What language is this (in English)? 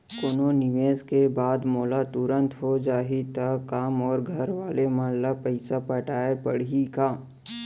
Chhattisgarhi